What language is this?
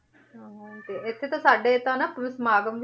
Punjabi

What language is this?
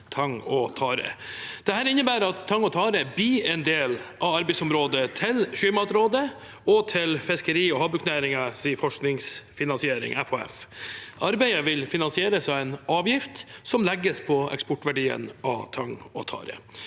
Norwegian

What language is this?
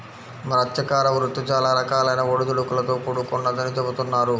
Telugu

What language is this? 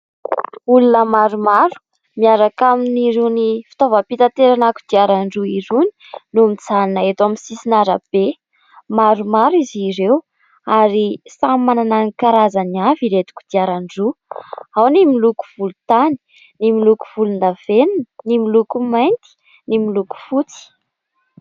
Malagasy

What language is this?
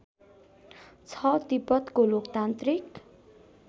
Nepali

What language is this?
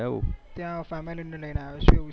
Gujarati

